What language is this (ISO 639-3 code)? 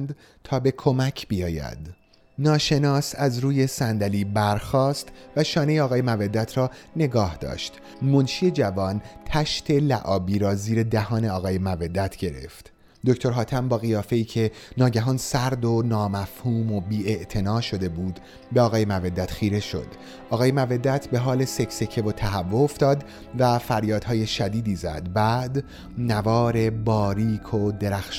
fas